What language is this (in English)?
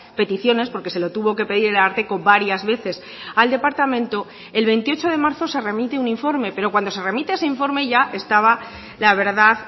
Spanish